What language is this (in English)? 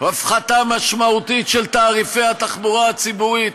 Hebrew